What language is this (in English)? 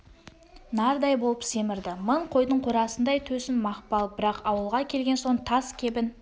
Kazakh